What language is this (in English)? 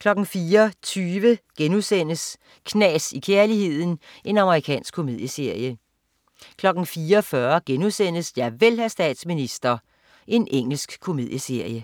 Danish